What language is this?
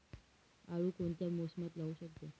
Marathi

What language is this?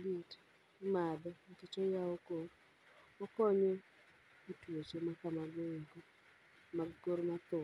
Luo (Kenya and Tanzania)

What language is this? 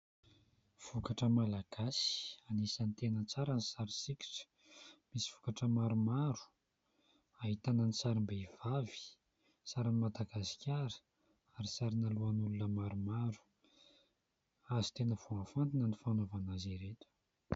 Malagasy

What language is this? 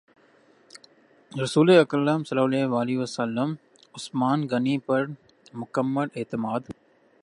Urdu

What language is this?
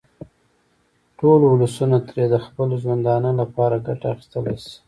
Pashto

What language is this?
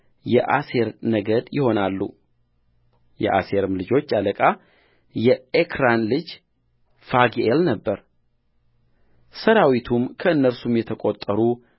Amharic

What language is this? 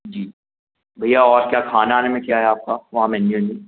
Hindi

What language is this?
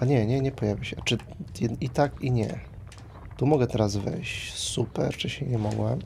Polish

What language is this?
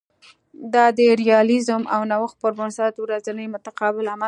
Pashto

